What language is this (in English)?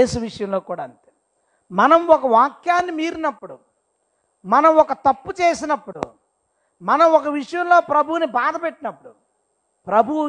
Telugu